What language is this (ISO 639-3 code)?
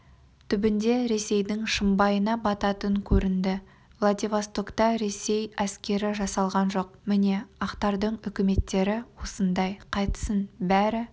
kaz